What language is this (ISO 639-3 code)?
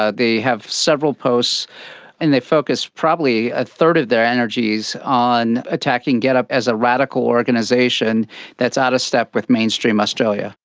eng